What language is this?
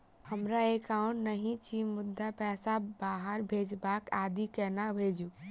Maithili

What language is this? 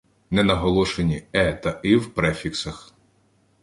Ukrainian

